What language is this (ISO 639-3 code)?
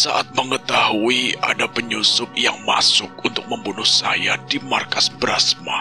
ind